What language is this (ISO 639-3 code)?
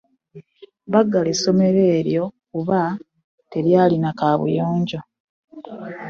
lug